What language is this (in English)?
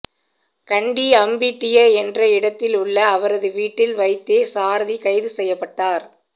Tamil